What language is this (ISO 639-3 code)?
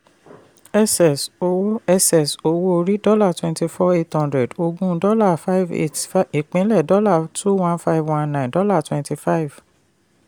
yor